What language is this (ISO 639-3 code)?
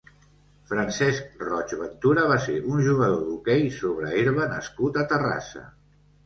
cat